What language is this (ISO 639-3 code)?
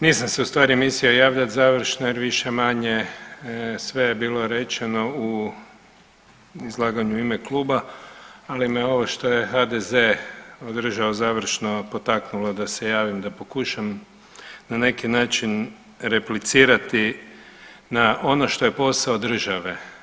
hrv